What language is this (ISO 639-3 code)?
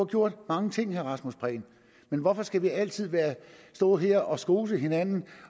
dan